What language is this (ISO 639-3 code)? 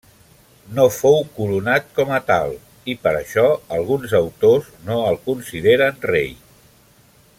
cat